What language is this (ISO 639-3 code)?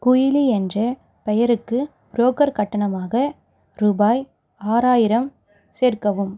tam